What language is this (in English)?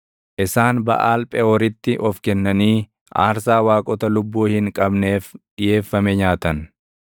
Oromo